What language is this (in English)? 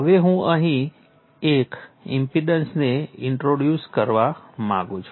Gujarati